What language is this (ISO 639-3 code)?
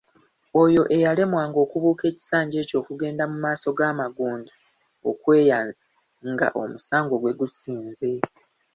lug